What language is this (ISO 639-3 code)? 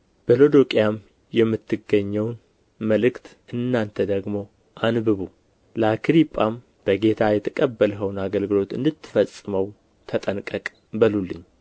amh